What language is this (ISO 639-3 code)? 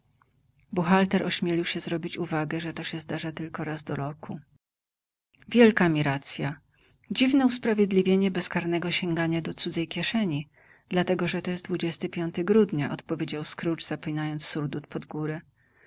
pol